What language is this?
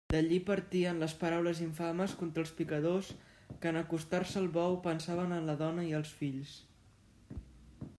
Catalan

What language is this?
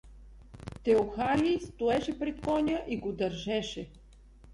Bulgarian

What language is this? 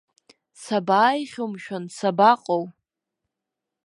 Abkhazian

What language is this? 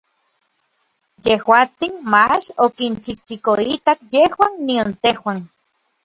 Orizaba Nahuatl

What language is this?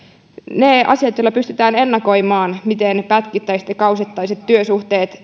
Finnish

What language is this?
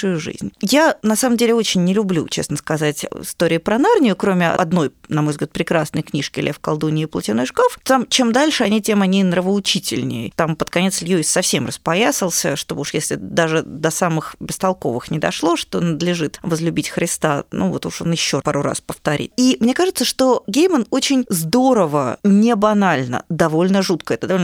Russian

